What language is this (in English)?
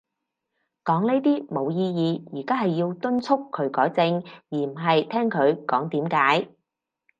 Cantonese